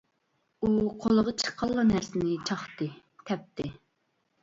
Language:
Uyghur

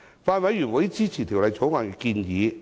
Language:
Cantonese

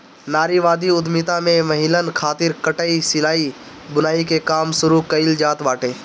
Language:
Bhojpuri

